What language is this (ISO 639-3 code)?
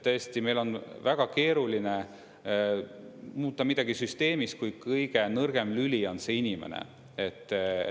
est